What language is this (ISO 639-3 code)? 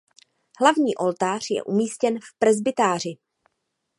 ces